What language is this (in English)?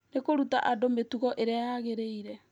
Kikuyu